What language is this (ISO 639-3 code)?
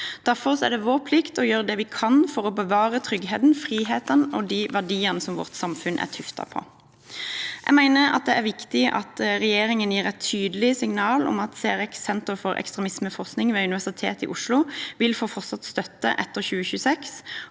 nor